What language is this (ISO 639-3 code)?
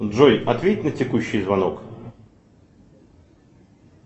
rus